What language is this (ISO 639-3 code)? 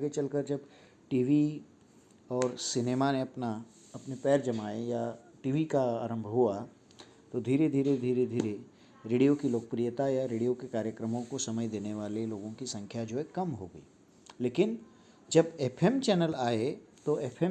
hin